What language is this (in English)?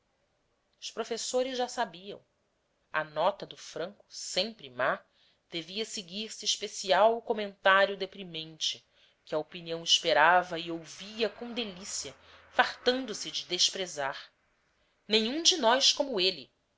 Portuguese